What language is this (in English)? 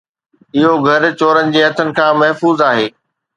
Sindhi